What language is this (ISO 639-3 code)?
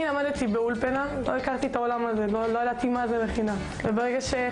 heb